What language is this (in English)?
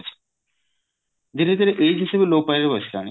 Odia